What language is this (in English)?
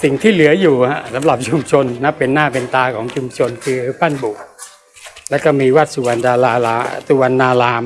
Thai